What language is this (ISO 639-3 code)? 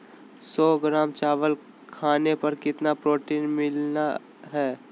mag